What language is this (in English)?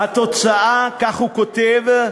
Hebrew